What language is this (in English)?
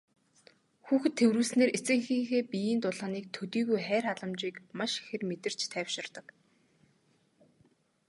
Mongolian